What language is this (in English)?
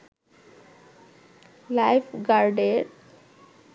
Bangla